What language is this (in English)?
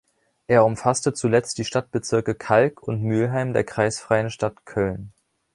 German